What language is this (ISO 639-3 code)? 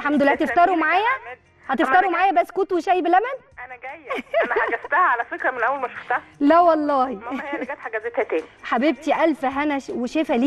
ara